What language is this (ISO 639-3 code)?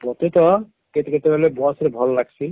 ori